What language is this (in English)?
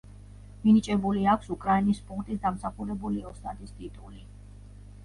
Georgian